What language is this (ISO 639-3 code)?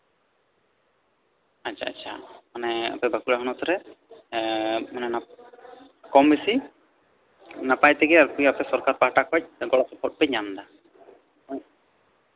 sat